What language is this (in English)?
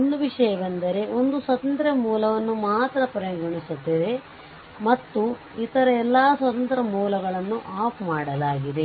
Kannada